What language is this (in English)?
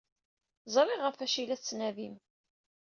Kabyle